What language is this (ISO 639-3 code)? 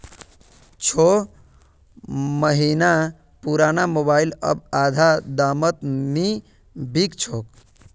mag